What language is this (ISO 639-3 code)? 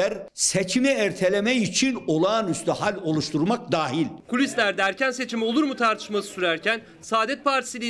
tur